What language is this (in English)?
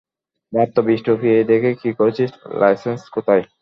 Bangla